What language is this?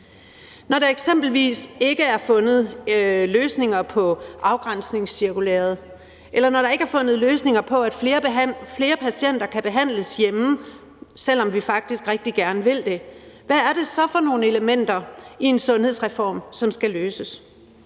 Danish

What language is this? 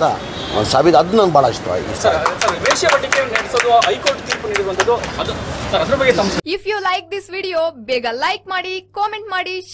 Korean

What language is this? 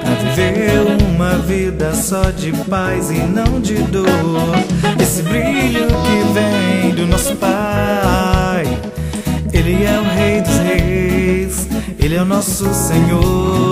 Ukrainian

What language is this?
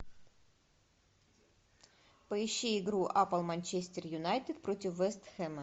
Russian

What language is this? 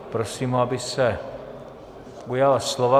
Czech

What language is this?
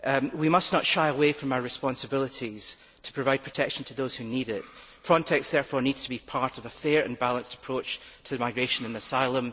English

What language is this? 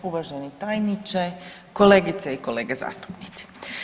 Croatian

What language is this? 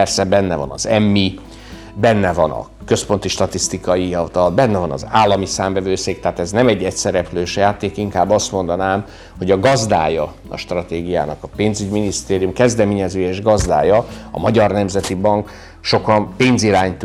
Hungarian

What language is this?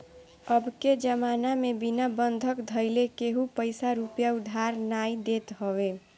Bhojpuri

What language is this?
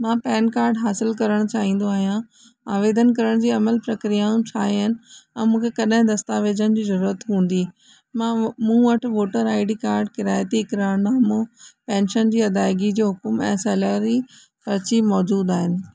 Sindhi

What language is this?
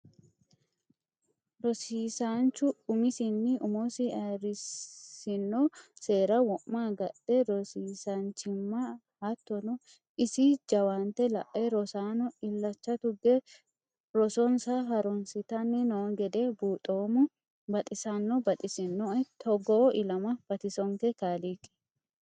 Sidamo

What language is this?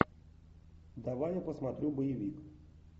Russian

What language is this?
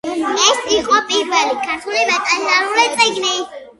Georgian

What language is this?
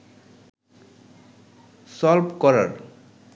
Bangla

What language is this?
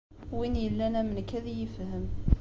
Kabyle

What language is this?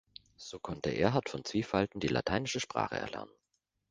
German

